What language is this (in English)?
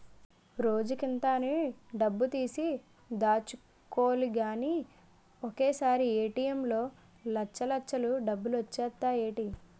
Telugu